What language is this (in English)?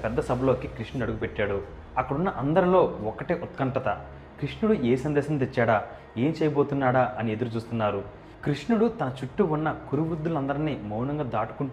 Telugu